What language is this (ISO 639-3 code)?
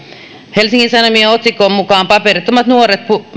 fin